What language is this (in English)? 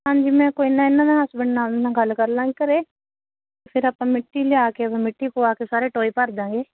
Punjabi